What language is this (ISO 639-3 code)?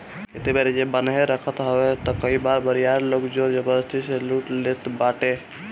bho